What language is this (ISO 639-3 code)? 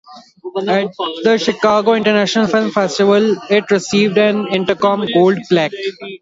eng